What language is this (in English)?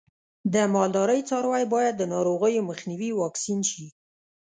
Pashto